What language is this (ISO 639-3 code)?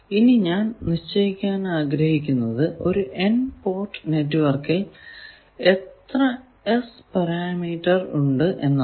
mal